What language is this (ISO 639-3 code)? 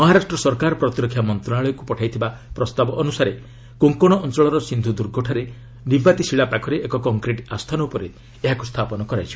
ori